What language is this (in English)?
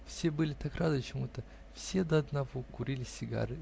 Russian